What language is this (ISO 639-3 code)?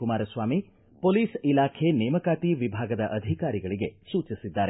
kan